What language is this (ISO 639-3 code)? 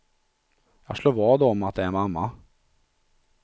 swe